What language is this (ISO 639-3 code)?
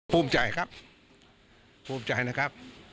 tha